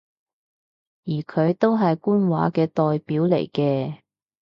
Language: Cantonese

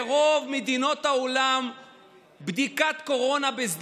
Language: Hebrew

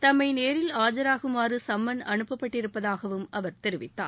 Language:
Tamil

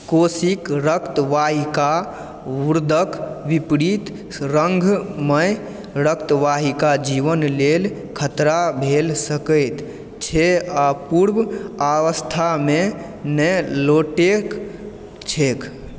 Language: Maithili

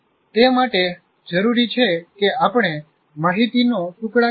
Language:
Gujarati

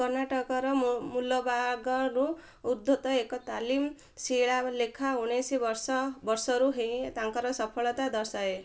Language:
Odia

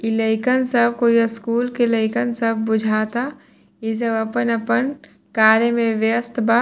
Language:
Bhojpuri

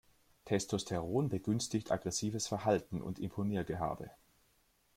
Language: German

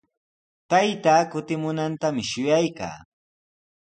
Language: Sihuas Ancash Quechua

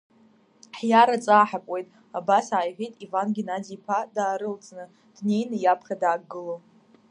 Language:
Abkhazian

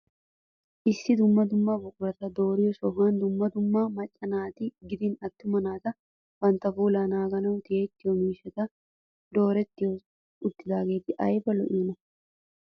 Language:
Wolaytta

